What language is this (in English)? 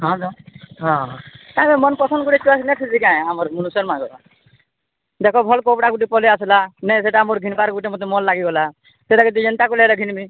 Odia